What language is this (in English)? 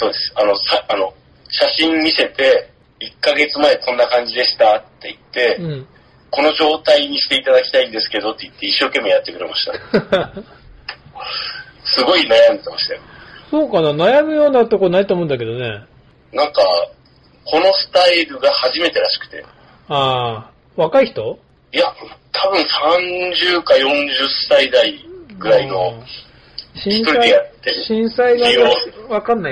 Japanese